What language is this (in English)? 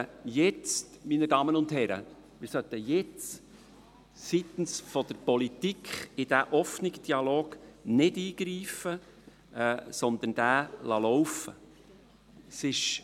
Swiss German